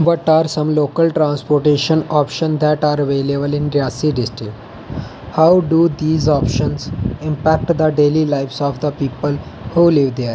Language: Dogri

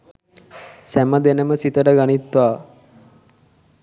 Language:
Sinhala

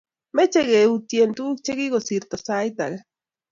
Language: Kalenjin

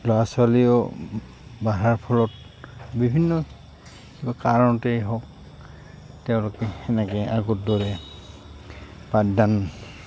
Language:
Assamese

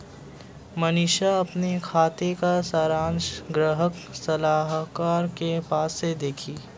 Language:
Hindi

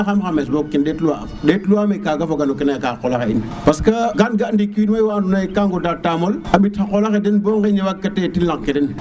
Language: Serer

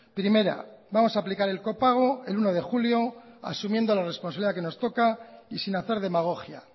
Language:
Spanish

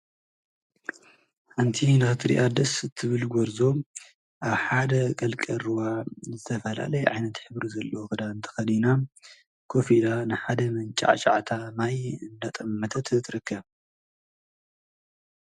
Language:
Tigrinya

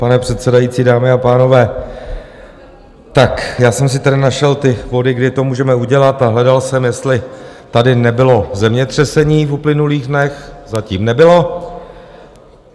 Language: Czech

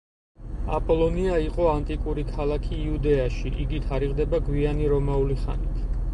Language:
Georgian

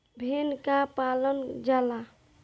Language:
Bhojpuri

